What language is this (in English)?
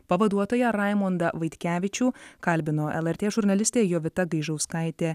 Lithuanian